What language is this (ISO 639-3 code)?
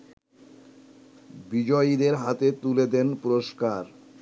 ben